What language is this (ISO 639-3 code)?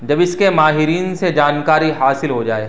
urd